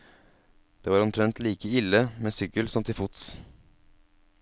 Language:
Norwegian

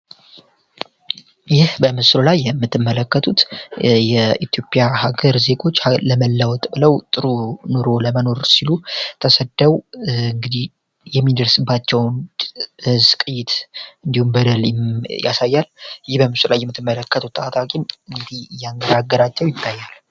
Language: Amharic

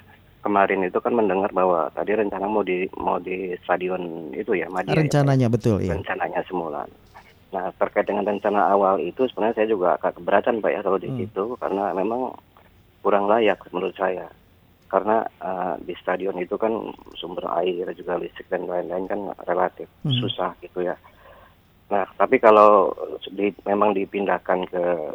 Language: Indonesian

